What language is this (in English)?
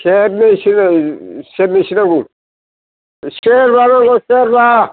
Bodo